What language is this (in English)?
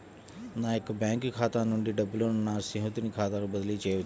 Telugu